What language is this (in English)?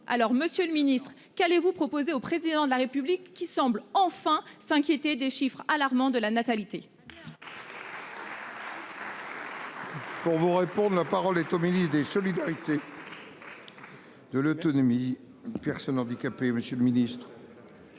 French